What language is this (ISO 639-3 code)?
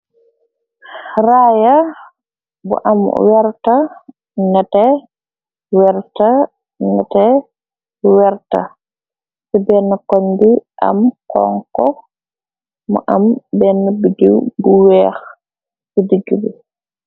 wol